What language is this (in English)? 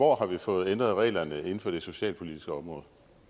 Danish